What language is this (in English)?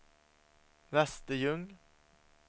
Swedish